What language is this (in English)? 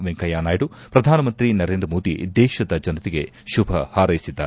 Kannada